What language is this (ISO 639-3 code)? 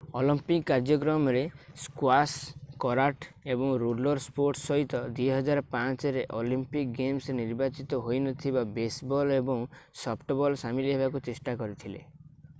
ori